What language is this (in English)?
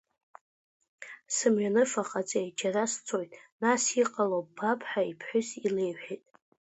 Abkhazian